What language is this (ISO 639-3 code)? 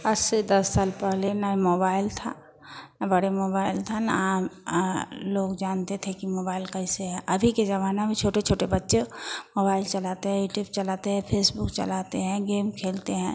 hin